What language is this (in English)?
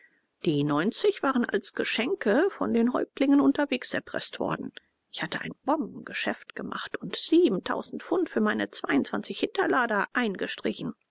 German